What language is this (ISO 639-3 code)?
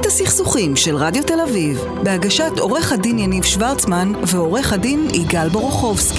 heb